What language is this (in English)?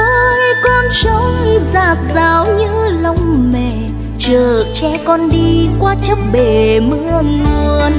Vietnamese